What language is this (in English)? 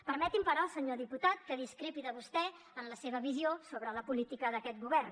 Catalan